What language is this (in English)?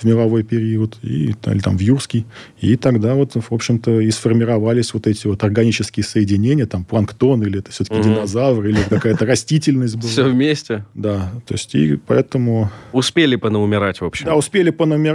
Russian